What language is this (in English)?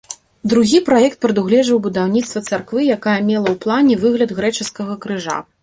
Belarusian